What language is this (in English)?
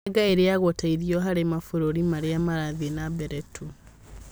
Kikuyu